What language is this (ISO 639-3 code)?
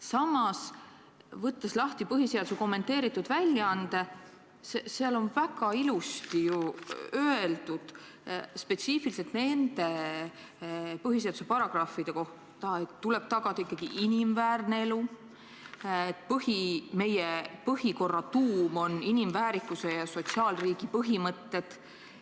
est